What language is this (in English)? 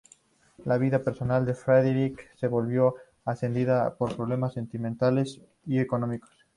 Spanish